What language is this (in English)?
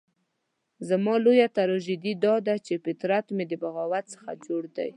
Pashto